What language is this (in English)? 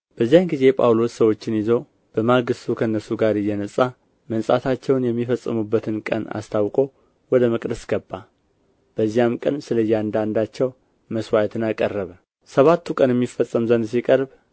Amharic